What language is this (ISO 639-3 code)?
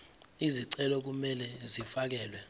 zul